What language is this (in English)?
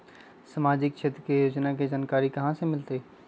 Magahi